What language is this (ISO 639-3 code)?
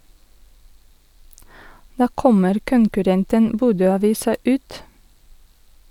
nor